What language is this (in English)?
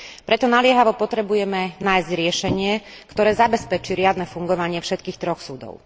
Slovak